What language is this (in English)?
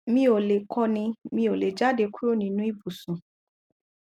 Yoruba